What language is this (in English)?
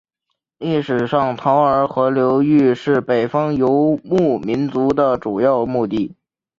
Chinese